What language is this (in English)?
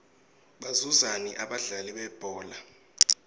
Swati